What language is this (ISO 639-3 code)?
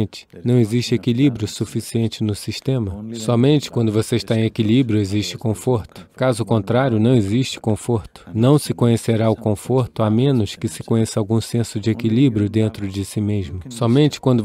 por